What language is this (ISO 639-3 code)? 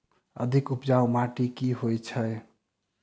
mai